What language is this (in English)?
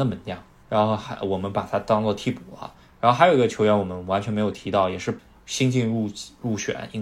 Chinese